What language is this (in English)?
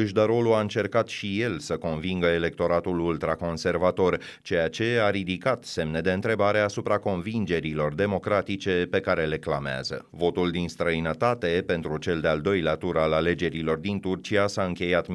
Romanian